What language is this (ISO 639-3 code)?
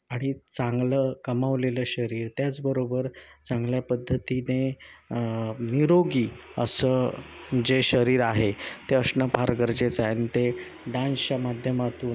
mar